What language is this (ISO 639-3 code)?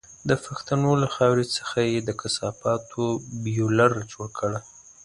pus